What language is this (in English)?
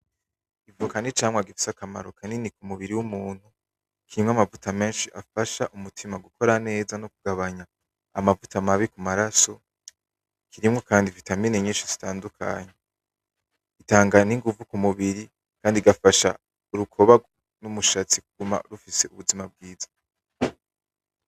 Rundi